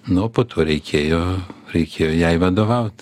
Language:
Lithuanian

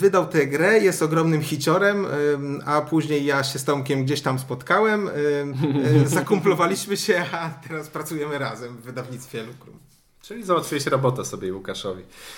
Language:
Polish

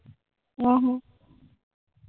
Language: Punjabi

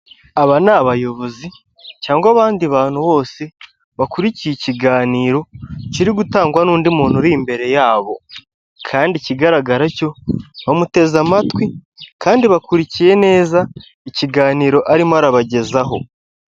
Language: Kinyarwanda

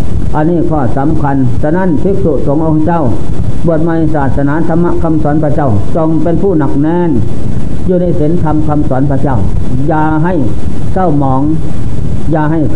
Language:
Thai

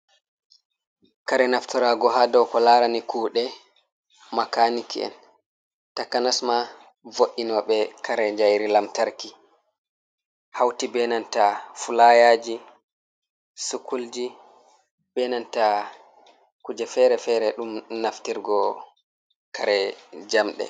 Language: Fula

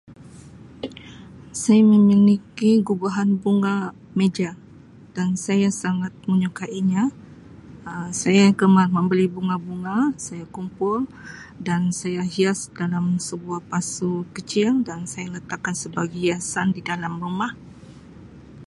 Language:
Sabah Malay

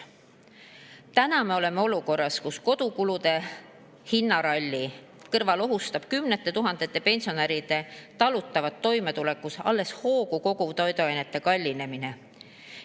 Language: Estonian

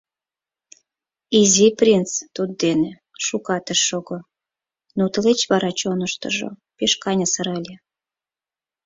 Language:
Mari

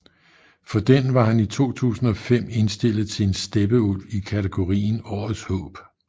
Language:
Danish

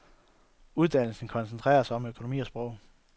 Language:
Danish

